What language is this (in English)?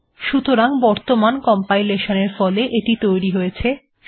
Bangla